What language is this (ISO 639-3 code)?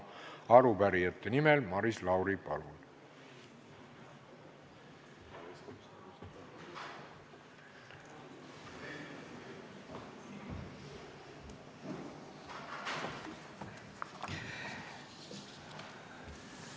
est